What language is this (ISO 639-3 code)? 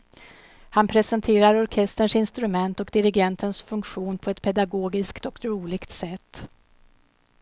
swe